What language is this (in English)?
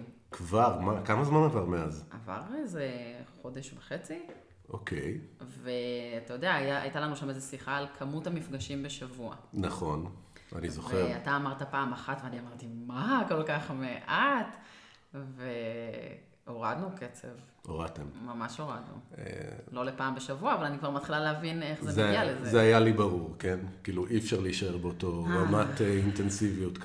Hebrew